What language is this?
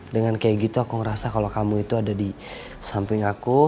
Indonesian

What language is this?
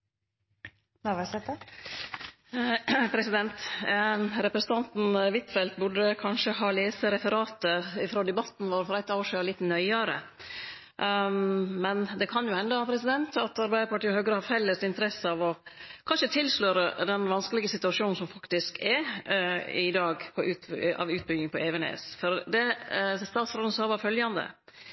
Norwegian Nynorsk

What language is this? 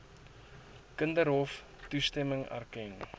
Afrikaans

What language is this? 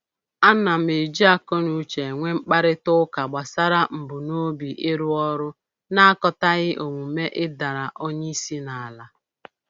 Igbo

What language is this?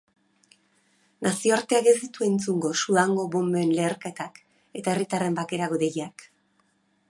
Basque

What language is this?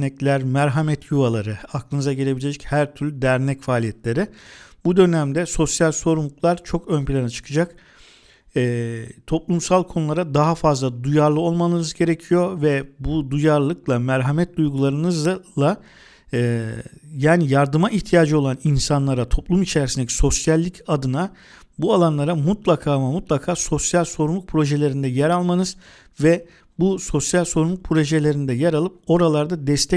Turkish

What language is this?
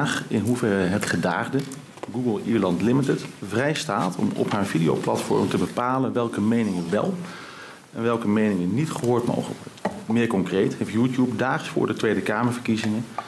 Dutch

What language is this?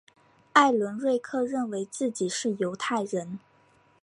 Chinese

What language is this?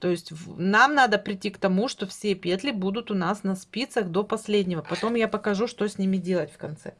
Russian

